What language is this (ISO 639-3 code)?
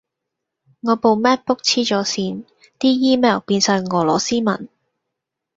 yue